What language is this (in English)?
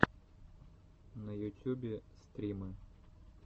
Russian